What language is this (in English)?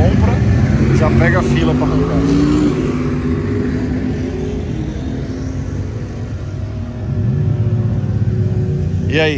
Portuguese